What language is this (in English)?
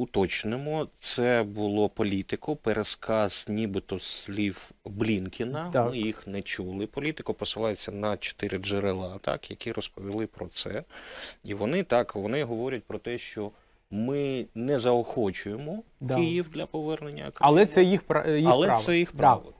Ukrainian